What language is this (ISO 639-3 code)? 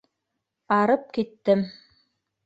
bak